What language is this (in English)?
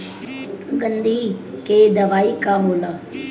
Bhojpuri